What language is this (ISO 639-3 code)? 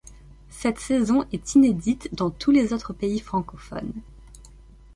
fra